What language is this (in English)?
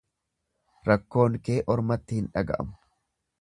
Oromo